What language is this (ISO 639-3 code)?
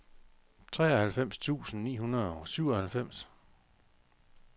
dan